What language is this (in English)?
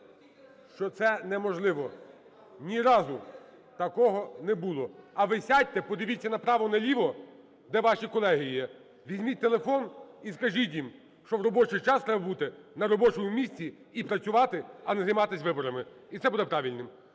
Ukrainian